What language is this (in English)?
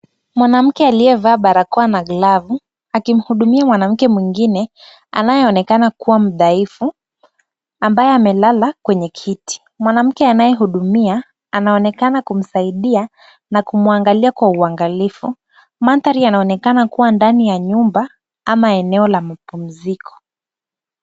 Swahili